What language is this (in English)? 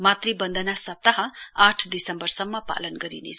Nepali